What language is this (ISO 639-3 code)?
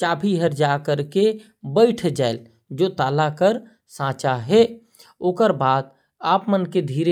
kfp